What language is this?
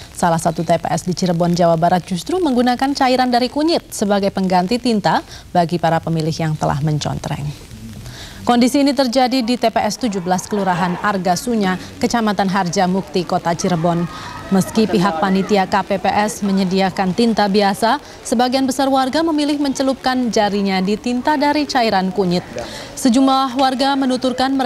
Indonesian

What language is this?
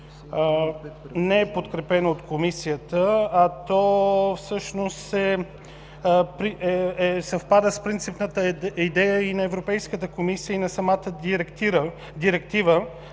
Bulgarian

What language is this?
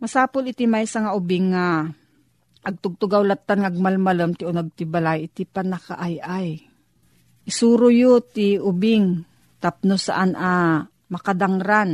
Filipino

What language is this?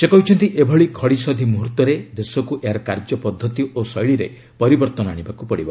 Odia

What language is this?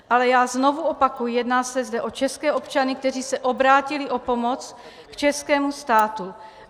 Czech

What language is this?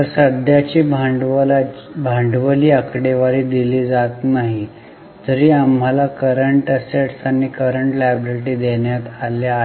Marathi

